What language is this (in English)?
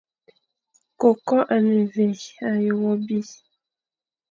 Fang